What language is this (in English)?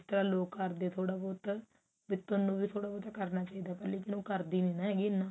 Punjabi